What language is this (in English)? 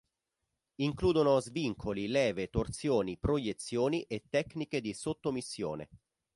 Italian